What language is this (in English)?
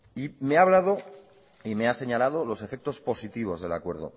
Spanish